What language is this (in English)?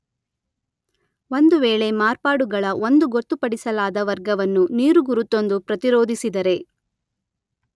Kannada